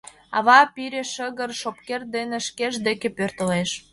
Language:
Mari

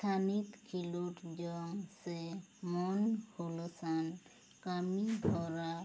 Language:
Santali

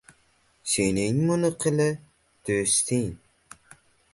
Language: Uzbek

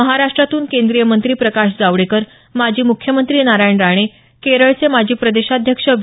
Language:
Marathi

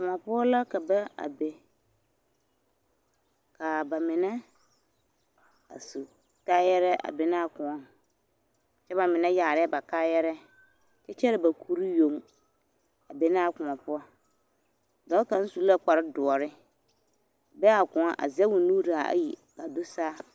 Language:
Southern Dagaare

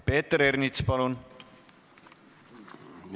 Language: Estonian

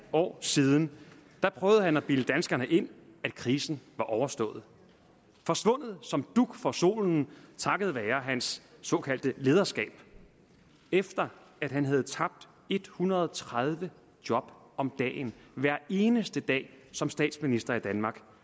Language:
Danish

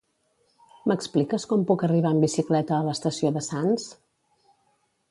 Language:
Catalan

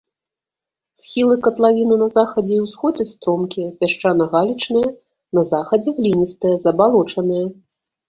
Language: Belarusian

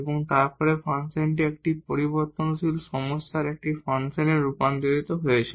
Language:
Bangla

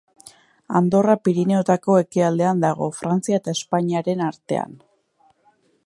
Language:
Basque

